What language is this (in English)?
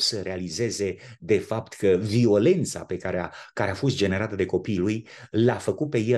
Romanian